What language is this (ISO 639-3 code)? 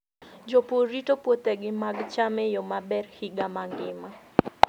luo